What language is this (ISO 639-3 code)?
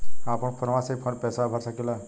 bho